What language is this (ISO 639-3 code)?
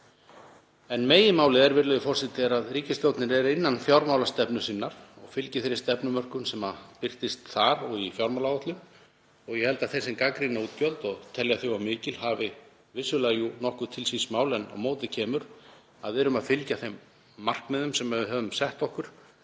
isl